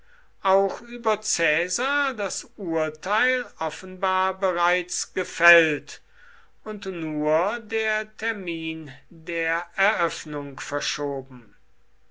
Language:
German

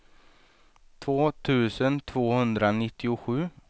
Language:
Swedish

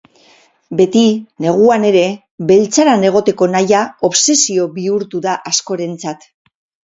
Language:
Basque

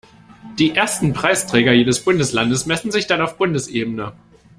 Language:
German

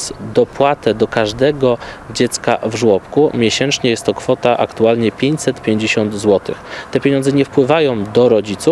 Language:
Polish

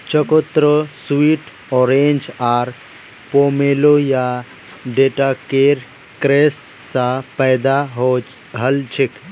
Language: Magahi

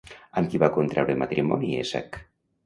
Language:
Catalan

